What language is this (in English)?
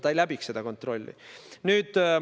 Estonian